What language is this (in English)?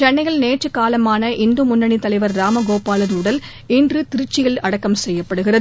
Tamil